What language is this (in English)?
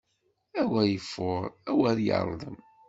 Kabyle